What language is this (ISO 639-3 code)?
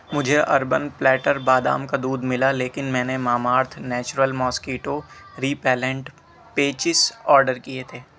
urd